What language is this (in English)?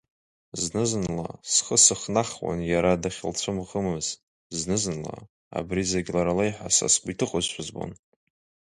Abkhazian